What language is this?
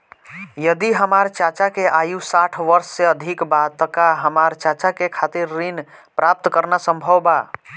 Bhojpuri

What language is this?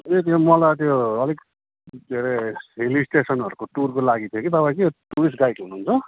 Nepali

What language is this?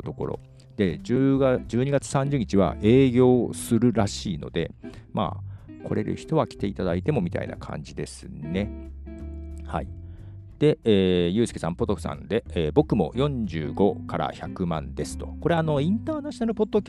Japanese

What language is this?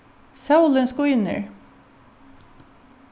Faroese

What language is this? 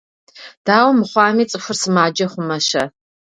Kabardian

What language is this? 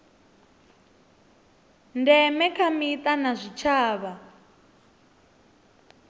Venda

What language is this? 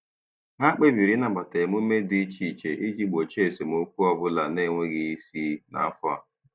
Igbo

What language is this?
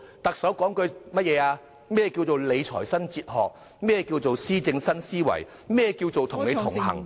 Cantonese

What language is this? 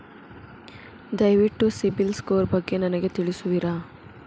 Kannada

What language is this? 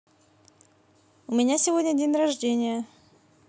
Russian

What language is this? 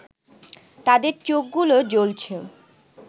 Bangla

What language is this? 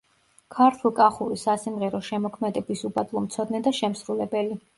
Georgian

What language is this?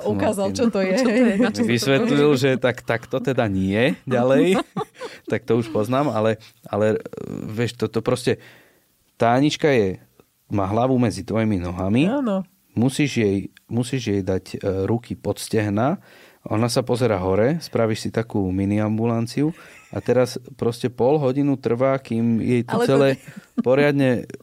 Slovak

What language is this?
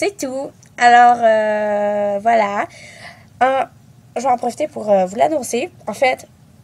French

